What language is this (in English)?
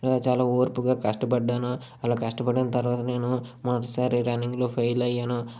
Telugu